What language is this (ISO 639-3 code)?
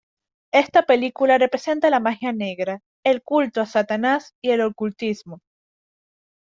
spa